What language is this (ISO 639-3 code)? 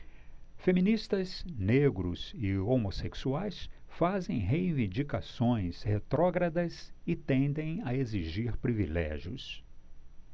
por